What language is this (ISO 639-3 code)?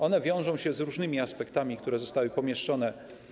pol